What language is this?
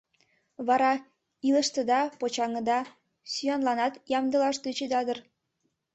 Mari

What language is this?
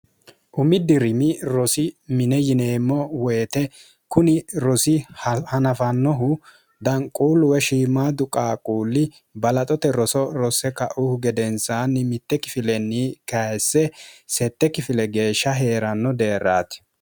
Sidamo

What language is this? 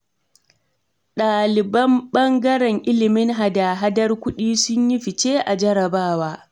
Hausa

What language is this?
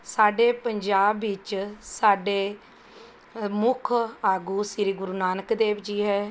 Punjabi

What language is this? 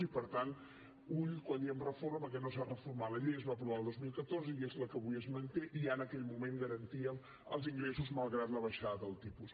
Catalan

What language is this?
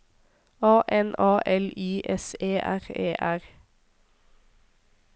Norwegian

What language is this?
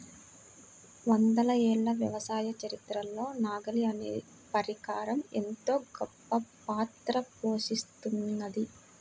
Telugu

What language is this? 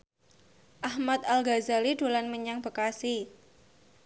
Javanese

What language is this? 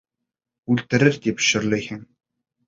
Bashkir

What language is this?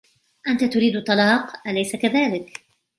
Arabic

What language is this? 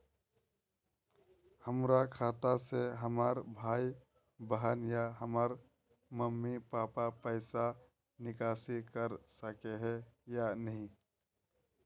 Magahi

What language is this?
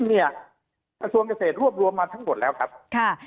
Thai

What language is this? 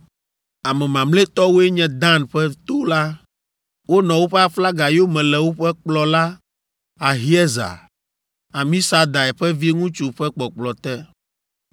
Ewe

